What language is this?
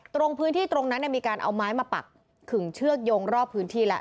Thai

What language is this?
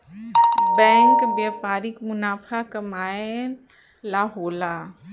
Bhojpuri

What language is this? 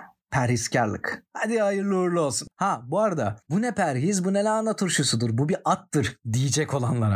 Turkish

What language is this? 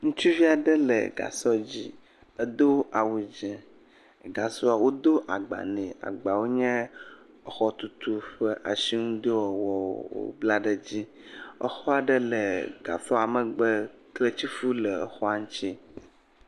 Ewe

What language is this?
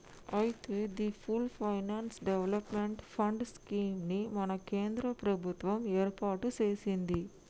Telugu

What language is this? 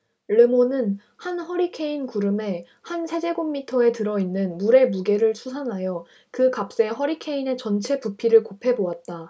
Korean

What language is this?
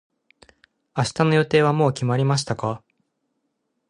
Japanese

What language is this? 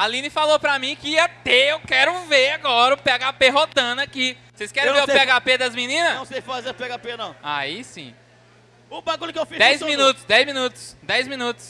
Portuguese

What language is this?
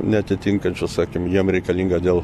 Lithuanian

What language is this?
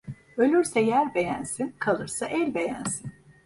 Turkish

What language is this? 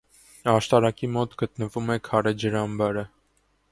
Armenian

